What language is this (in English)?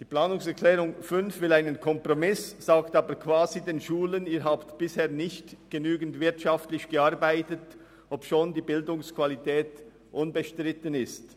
Swiss German